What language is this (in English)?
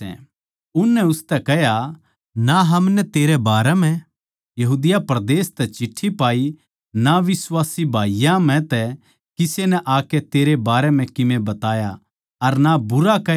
Haryanvi